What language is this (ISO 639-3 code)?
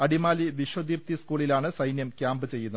mal